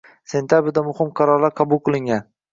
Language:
Uzbek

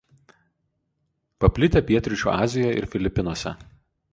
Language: Lithuanian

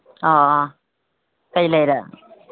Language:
Manipuri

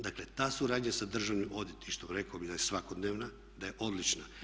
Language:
Croatian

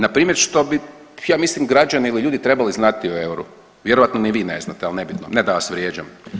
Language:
Croatian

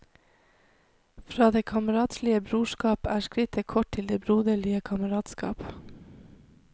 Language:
Norwegian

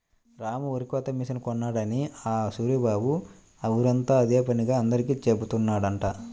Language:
Telugu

